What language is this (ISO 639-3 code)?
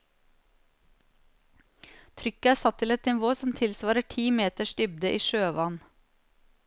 nor